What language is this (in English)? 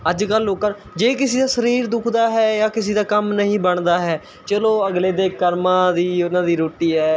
Punjabi